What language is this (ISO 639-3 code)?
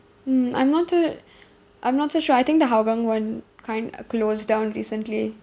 eng